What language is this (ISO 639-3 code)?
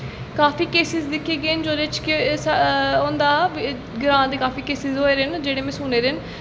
doi